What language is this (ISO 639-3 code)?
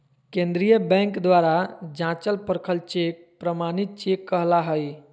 mag